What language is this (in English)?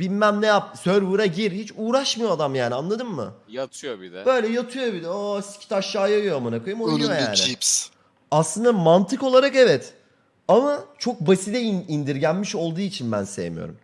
Turkish